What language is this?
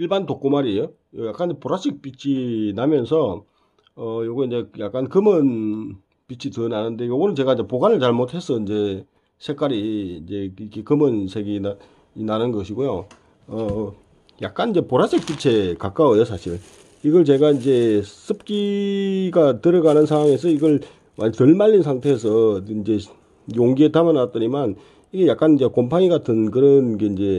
Korean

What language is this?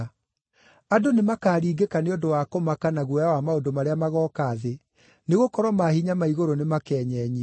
Kikuyu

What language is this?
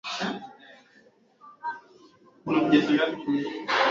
Swahili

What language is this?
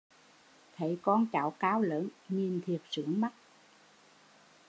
Vietnamese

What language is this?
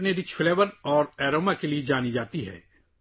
Urdu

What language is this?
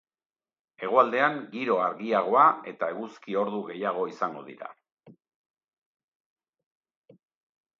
Basque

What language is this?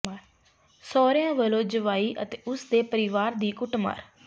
Punjabi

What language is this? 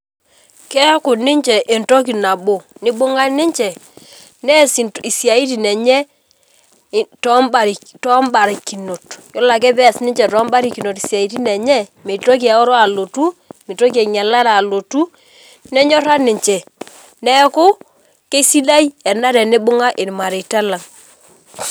Masai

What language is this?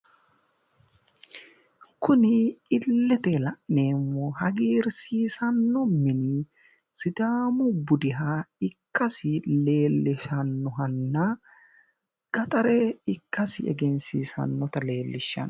Sidamo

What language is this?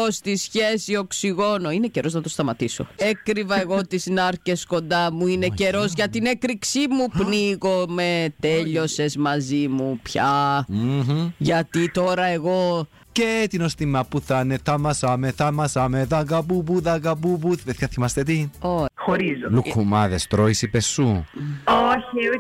Greek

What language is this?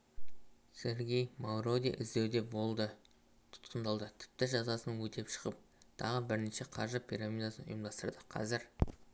Kazakh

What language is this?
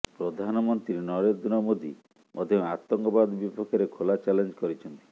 Odia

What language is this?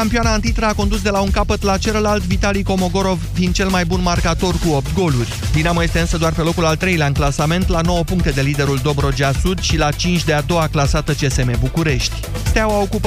Romanian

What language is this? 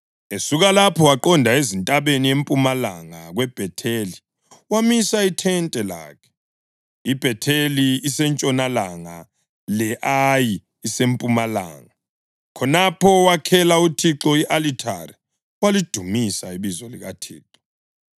North Ndebele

